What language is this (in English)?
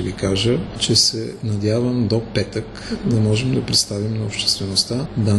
Bulgarian